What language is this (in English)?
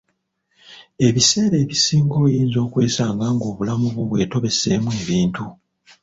Ganda